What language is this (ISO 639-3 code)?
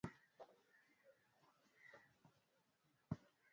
swa